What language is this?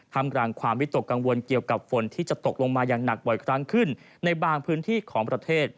Thai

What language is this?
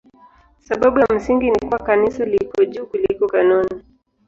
Swahili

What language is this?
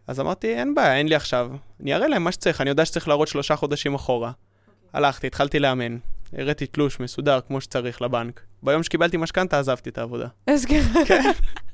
Hebrew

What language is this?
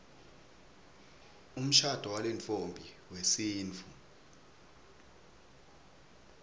Swati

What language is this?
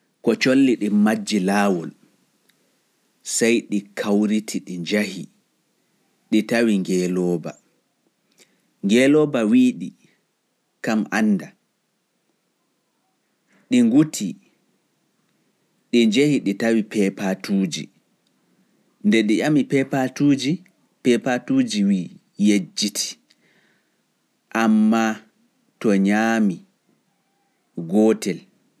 Pular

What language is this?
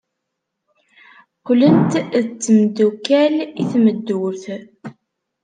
Kabyle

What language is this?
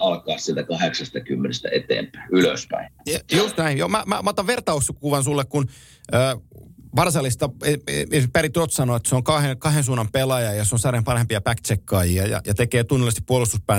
Finnish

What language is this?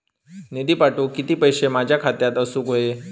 Marathi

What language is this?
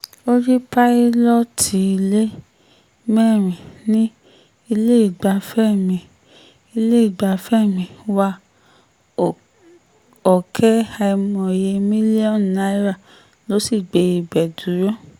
Yoruba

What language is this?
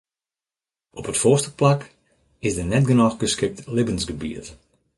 Western Frisian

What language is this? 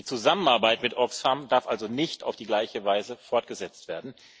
German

